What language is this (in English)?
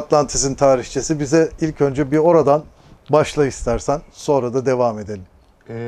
Turkish